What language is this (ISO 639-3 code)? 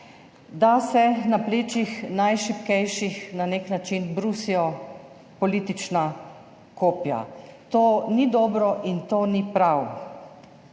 slv